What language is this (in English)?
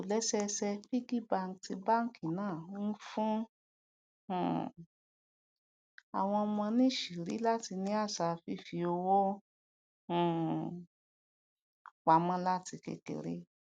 Yoruba